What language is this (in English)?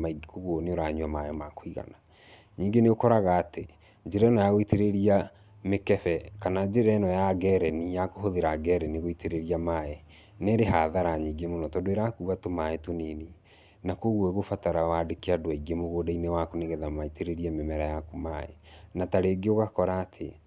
Kikuyu